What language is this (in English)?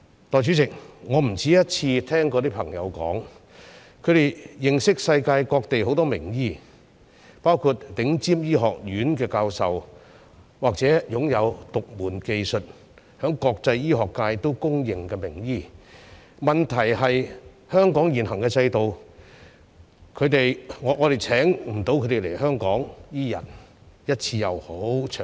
Cantonese